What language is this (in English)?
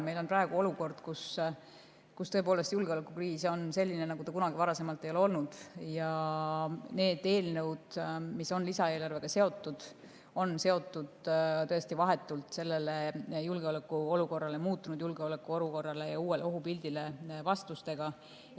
Estonian